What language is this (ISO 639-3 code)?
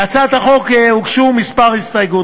heb